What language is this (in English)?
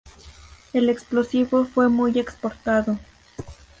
Spanish